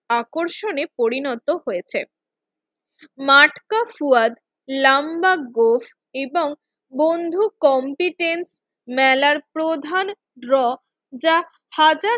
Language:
Bangla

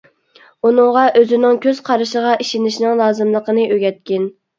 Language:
Uyghur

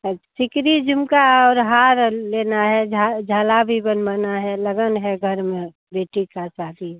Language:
Hindi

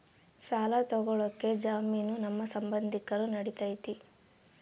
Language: Kannada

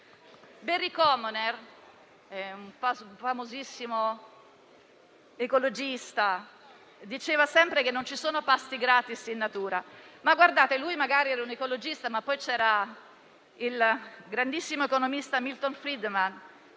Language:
Italian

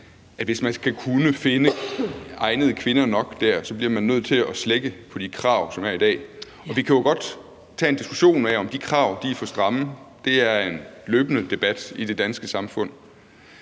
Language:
Danish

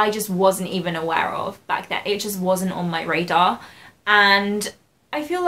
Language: English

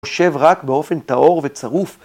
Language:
Hebrew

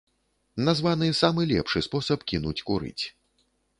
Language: Belarusian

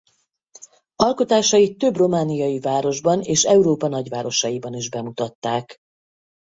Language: Hungarian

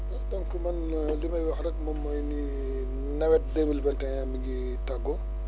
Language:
Wolof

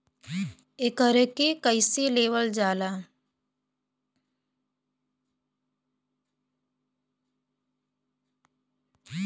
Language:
Bhojpuri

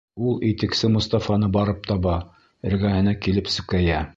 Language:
Bashkir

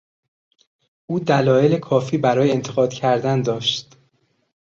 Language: Persian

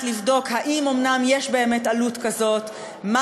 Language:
Hebrew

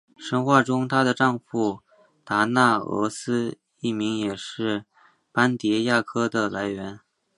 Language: Chinese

